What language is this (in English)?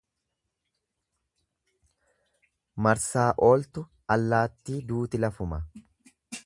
Oromo